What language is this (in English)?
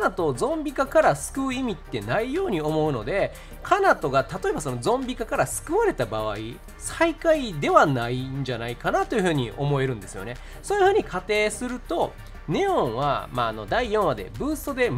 Japanese